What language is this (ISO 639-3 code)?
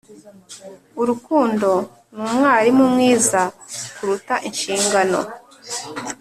kin